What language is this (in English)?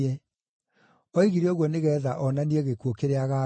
Kikuyu